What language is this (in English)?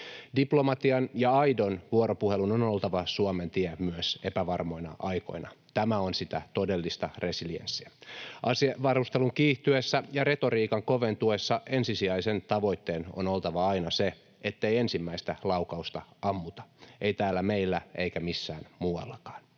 Finnish